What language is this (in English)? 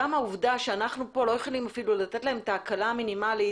Hebrew